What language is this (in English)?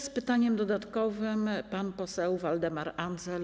Polish